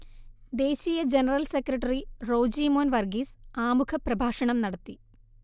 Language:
Malayalam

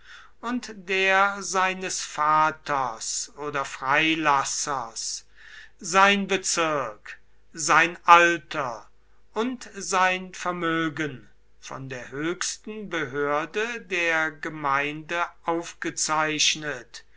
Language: German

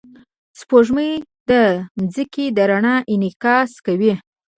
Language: Pashto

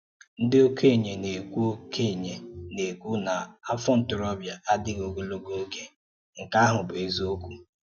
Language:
Igbo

